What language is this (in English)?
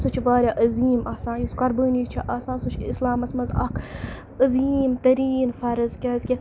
Kashmiri